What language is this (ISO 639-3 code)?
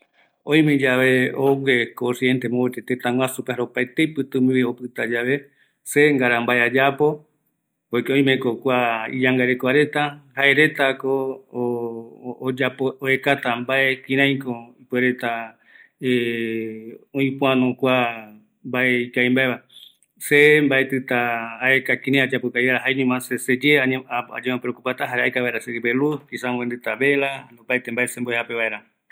gui